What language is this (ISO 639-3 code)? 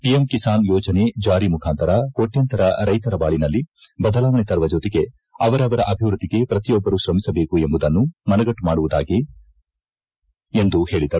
kan